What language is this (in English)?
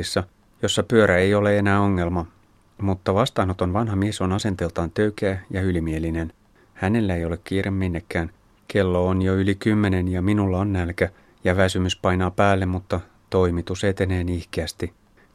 Finnish